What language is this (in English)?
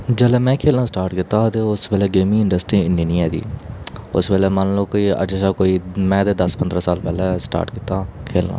Dogri